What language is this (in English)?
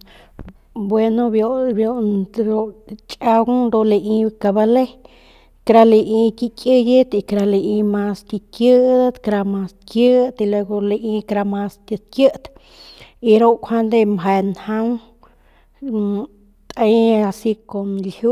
Northern Pame